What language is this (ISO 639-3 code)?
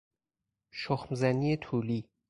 fas